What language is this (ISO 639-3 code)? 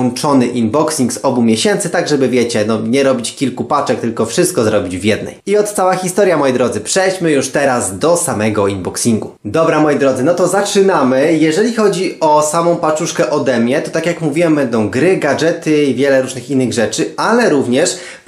pol